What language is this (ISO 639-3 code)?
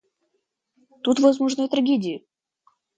rus